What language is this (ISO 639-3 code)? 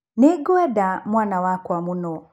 kik